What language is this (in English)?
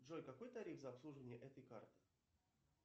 Russian